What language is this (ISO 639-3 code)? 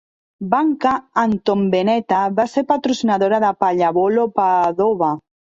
cat